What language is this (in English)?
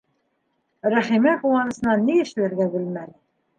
Bashkir